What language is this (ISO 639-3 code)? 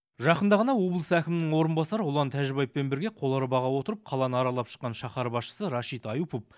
kaz